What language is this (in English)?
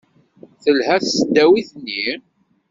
Kabyle